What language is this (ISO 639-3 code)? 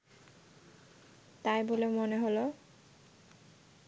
ben